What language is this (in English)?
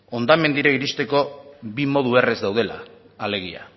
Basque